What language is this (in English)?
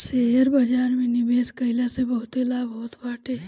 Bhojpuri